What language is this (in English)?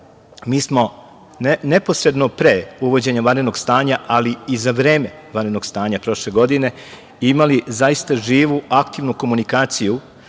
Serbian